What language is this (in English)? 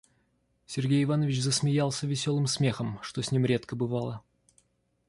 Russian